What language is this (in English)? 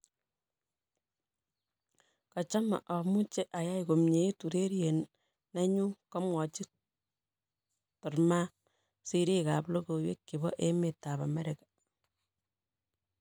Kalenjin